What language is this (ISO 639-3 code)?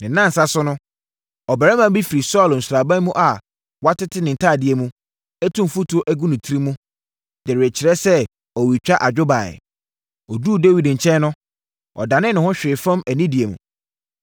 aka